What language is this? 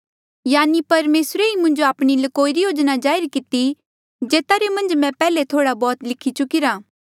Mandeali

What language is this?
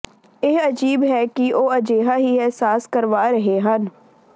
Punjabi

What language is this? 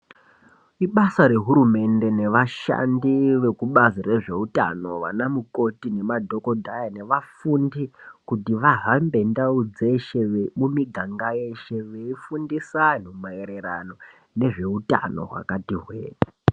Ndau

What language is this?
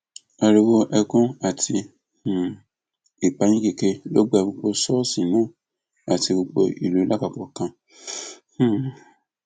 Yoruba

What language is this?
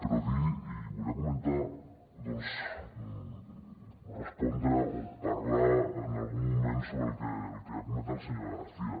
Catalan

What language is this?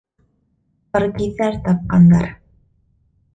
Bashkir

